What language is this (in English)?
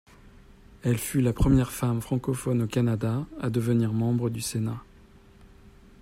French